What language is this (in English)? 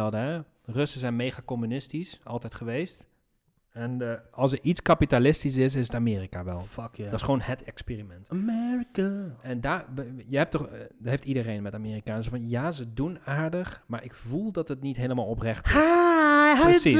Dutch